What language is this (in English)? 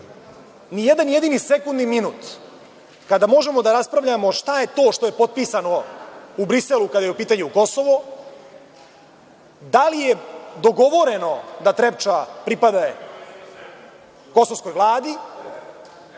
Serbian